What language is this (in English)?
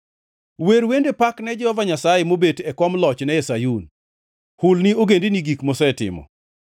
Luo (Kenya and Tanzania)